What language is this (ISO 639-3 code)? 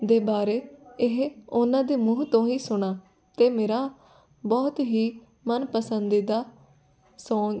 pan